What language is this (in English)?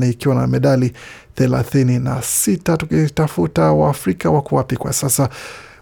Swahili